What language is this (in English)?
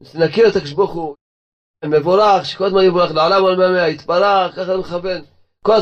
Hebrew